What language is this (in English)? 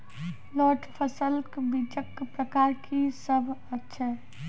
Maithili